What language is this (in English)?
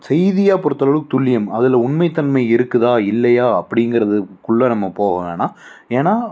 Tamil